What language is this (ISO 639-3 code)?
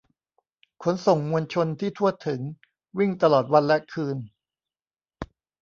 tha